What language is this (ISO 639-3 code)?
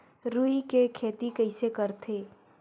hne